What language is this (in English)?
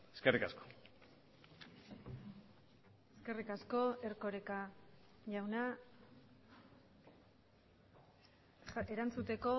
Basque